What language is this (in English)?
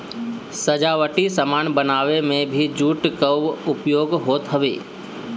Bhojpuri